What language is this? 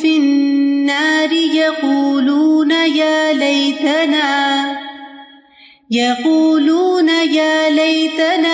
Urdu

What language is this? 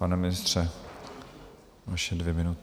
Czech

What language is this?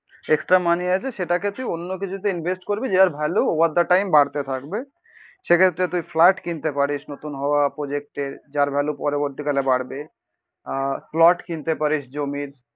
Bangla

